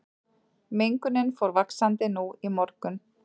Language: Icelandic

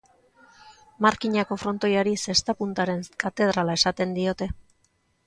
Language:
Basque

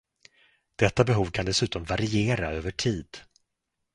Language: Swedish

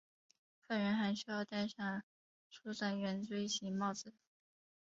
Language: Chinese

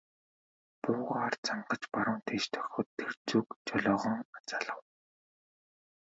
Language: Mongolian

